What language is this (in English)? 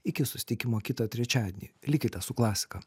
Lithuanian